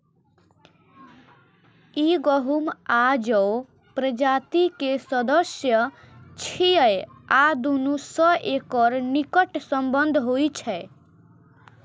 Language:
Maithili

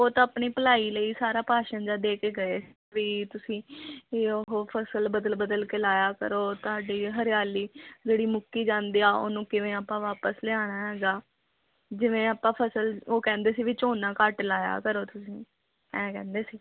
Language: Punjabi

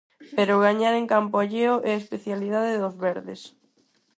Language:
Galician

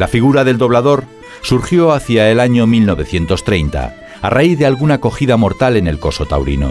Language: Spanish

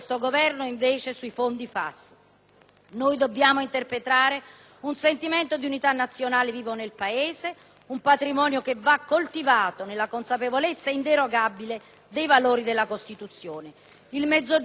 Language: Italian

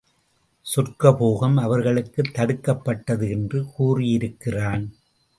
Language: Tamil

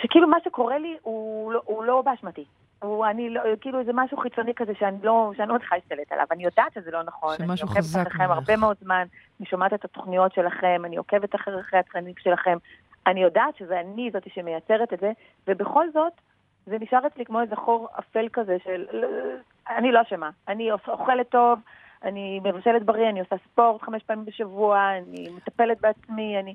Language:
Hebrew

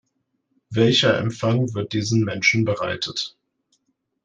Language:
German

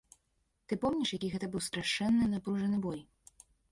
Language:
Belarusian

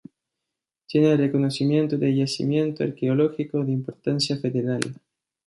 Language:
Spanish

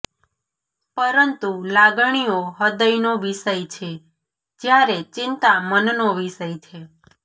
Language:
Gujarati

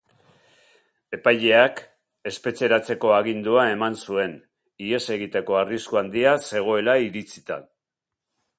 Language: Basque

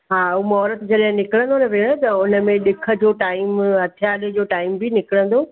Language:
Sindhi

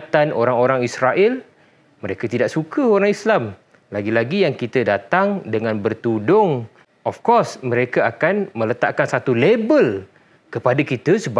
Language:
Malay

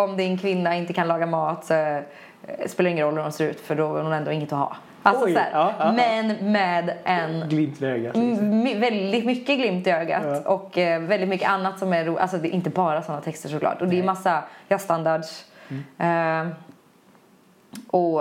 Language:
Swedish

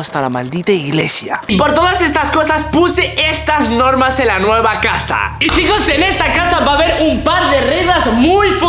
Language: Spanish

